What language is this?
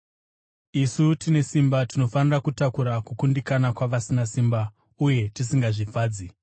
Shona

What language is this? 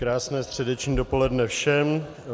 Czech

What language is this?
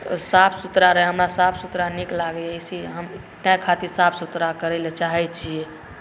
Maithili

